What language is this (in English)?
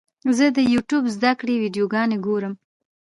Pashto